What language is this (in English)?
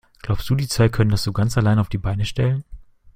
German